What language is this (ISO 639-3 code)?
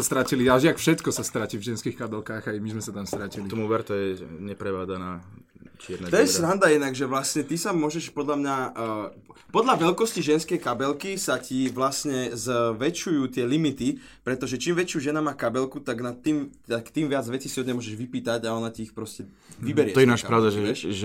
slk